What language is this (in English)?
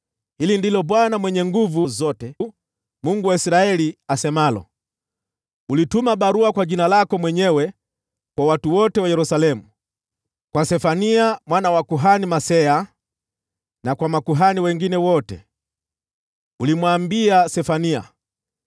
Swahili